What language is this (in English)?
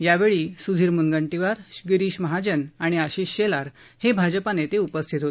Marathi